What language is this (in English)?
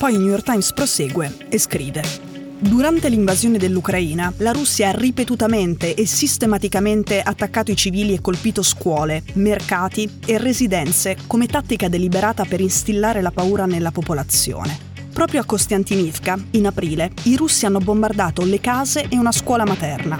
Italian